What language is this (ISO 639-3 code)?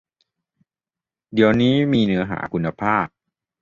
tha